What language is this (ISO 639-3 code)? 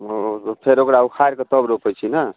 mai